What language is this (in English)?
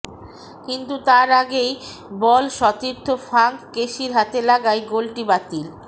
Bangla